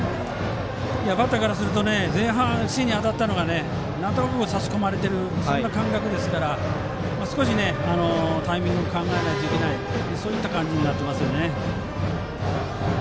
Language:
Japanese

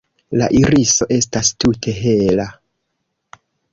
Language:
Esperanto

